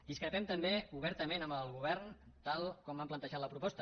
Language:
Catalan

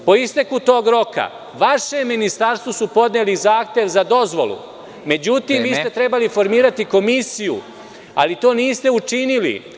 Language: Serbian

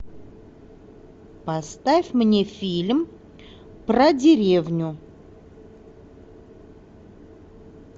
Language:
Russian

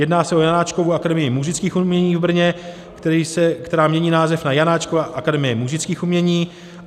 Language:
Czech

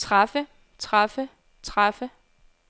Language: Danish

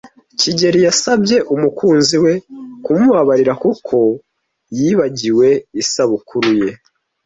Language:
Kinyarwanda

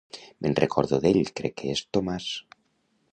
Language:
Catalan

